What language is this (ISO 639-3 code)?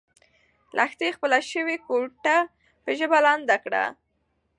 pus